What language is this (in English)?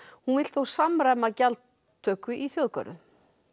Icelandic